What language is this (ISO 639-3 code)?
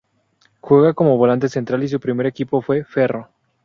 spa